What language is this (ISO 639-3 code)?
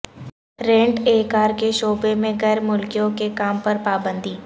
urd